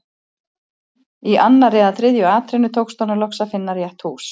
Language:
Icelandic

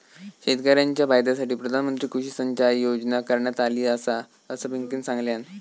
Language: Marathi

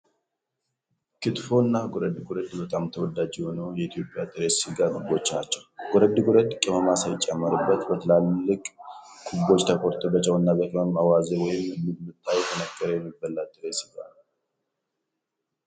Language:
Amharic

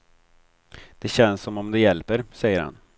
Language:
Swedish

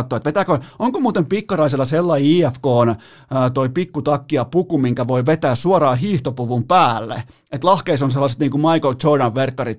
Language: Finnish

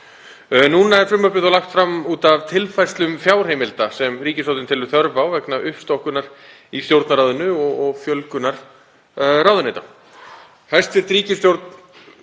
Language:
Icelandic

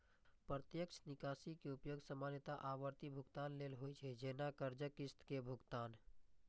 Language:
Maithili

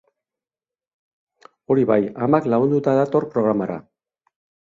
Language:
Basque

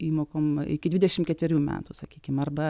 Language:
Lithuanian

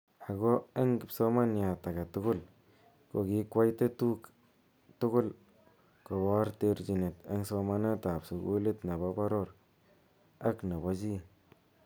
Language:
Kalenjin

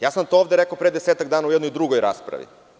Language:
Serbian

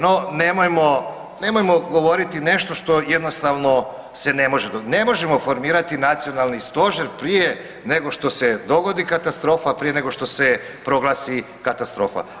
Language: Croatian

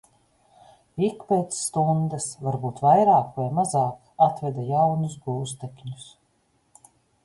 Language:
Latvian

